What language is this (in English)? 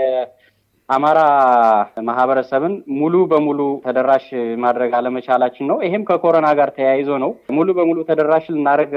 Amharic